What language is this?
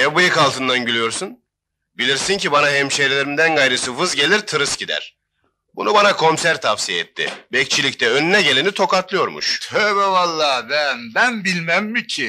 Turkish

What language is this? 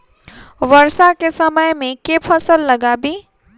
Maithili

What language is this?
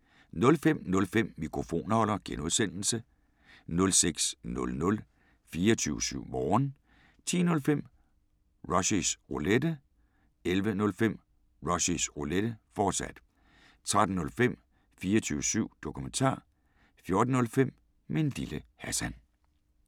Danish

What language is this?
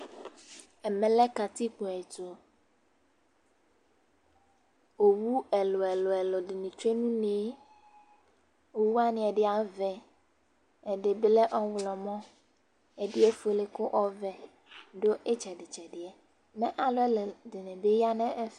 Ikposo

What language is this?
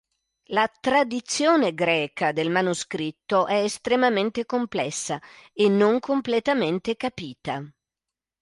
Italian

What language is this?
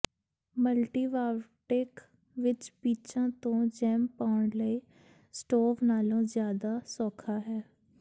Punjabi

